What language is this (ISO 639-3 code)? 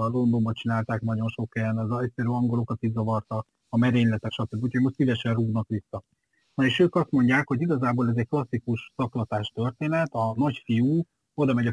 hun